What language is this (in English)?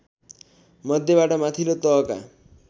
Nepali